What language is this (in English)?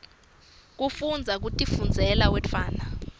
Swati